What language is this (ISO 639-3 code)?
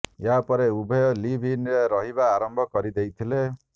ori